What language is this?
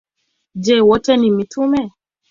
Swahili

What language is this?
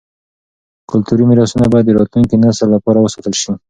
Pashto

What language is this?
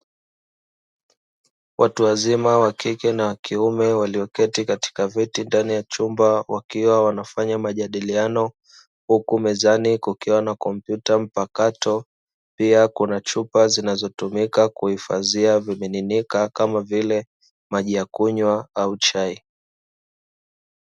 Swahili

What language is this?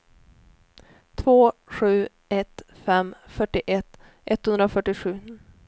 Swedish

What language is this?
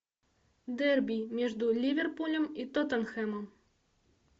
Russian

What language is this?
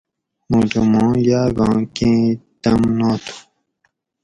Gawri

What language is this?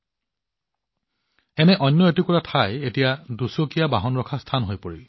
Assamese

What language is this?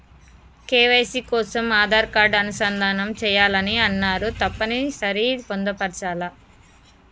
Telugu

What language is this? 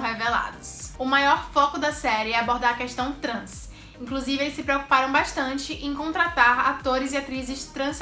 Portuguese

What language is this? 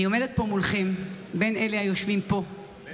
Hebrew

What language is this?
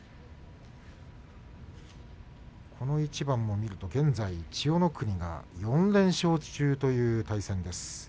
Japanese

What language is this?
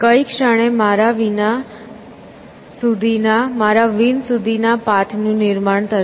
Gujarati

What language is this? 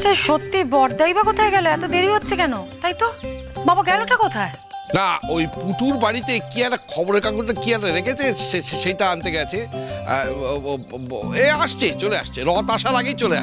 Bangla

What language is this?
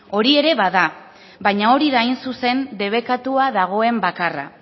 Basque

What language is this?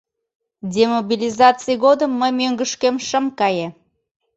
Mari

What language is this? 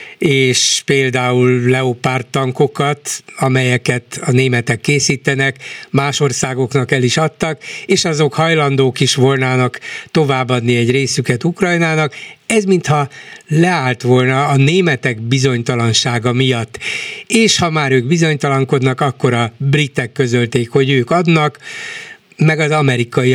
Hungarian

